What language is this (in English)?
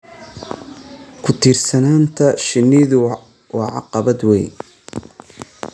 Somali